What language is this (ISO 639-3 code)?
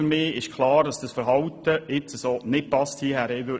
gsw